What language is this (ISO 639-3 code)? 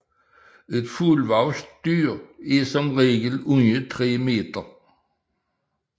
dan